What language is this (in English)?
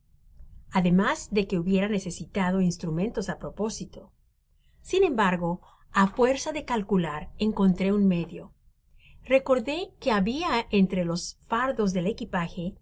Spanish